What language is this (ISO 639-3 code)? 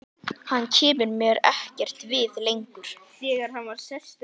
isl